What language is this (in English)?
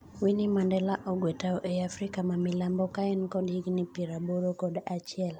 Luo (Kenya and Tanzania)